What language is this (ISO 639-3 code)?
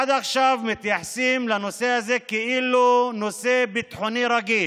heb